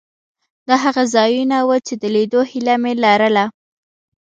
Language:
Pashto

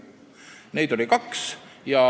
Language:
Estonian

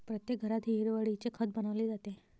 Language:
Marathi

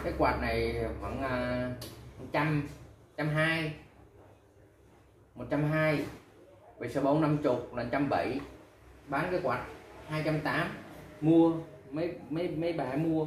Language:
Vietnamese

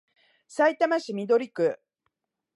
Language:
Japanese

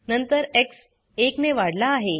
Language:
Marathi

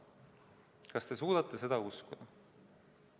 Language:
Estonian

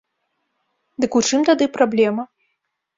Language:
Belarusian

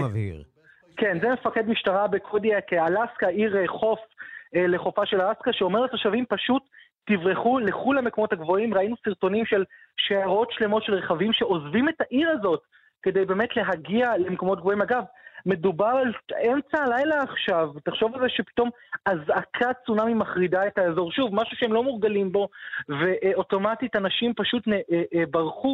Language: Hebrew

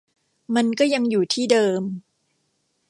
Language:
Thai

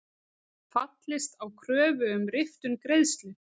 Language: Icelandic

